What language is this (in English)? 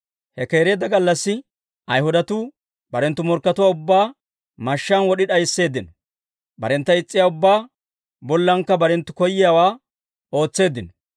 Dawro